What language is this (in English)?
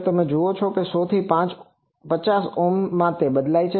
Gujarati